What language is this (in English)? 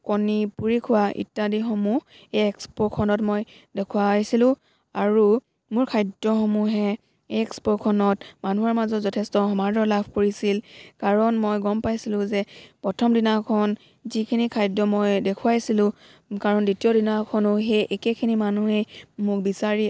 Assamese